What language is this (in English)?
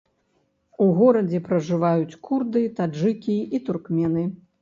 Belarusian